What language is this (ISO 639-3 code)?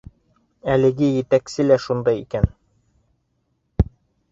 bak